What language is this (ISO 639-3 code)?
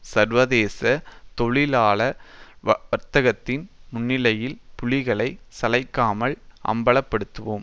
tam